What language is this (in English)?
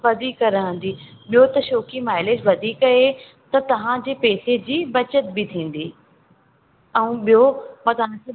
Sindhi